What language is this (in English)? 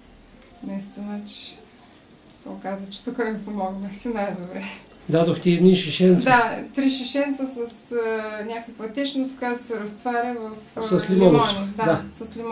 Bulgarian